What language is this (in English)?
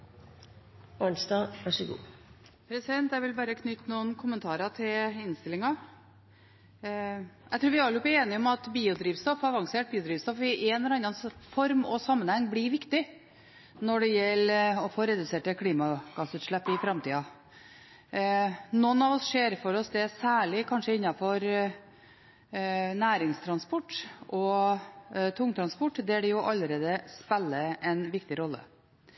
Norwegian Bokmål